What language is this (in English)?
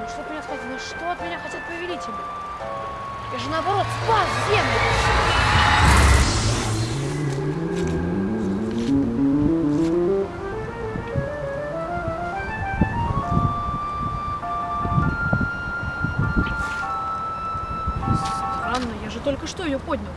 Russian